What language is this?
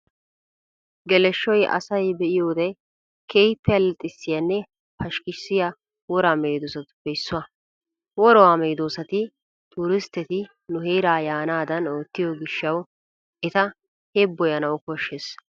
Wolaytta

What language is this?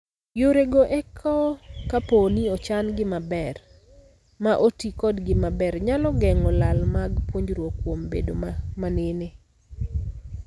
Luo (Kenya and Tanzania)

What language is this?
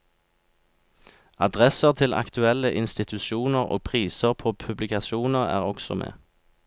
Norwegian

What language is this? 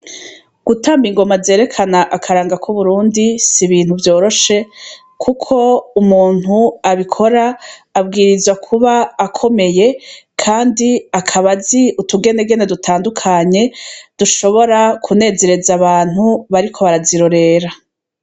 Rundi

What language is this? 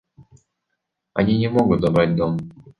Russian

